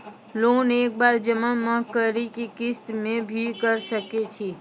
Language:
Maithili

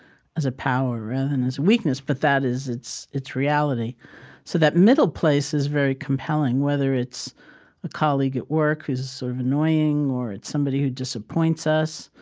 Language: English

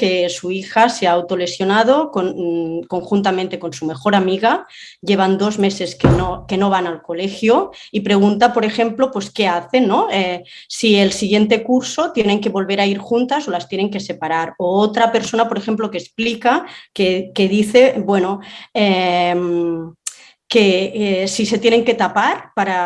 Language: Spanish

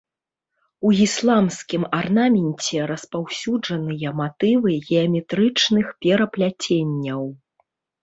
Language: Belarusian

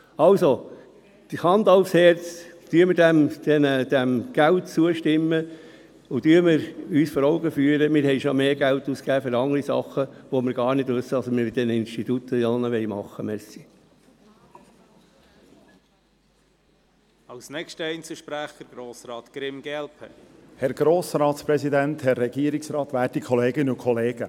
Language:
Swiss German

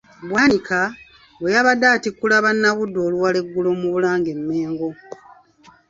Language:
Ganda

